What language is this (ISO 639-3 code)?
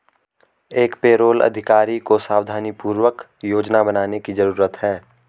hin